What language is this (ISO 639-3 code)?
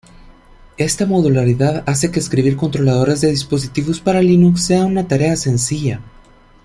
spa